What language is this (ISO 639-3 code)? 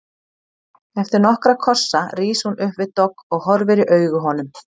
isl